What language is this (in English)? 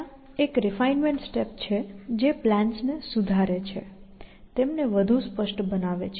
Gujarati